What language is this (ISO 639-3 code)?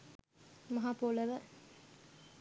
sin